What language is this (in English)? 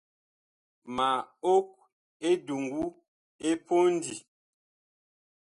Bakoko